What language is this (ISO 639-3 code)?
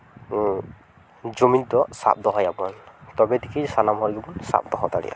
sat